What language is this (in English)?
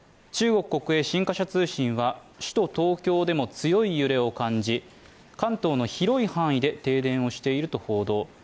Japanese